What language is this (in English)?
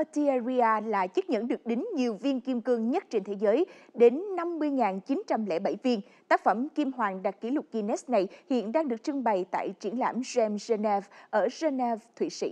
Vietnamese